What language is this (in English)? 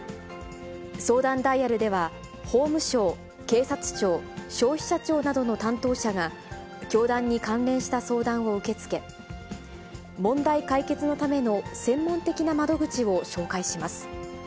Japanese